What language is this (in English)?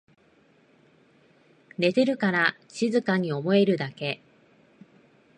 Japanese